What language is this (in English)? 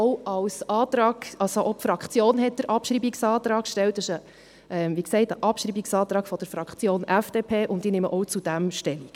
Swiss German